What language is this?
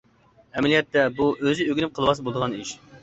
Uyghur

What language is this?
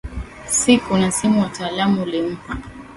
Swahili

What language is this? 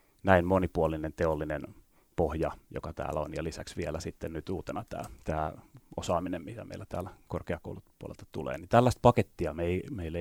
Finnish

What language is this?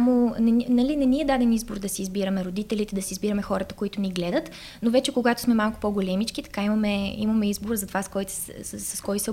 Bulgarian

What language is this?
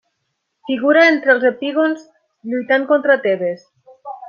Catalan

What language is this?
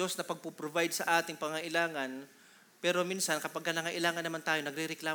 Filipino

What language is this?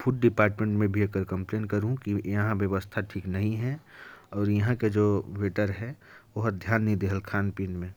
Korwa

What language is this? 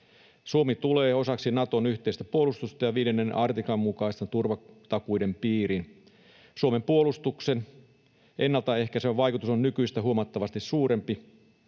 Finnish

